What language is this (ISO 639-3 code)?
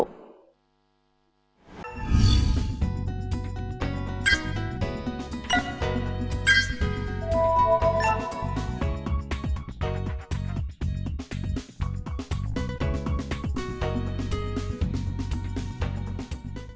vie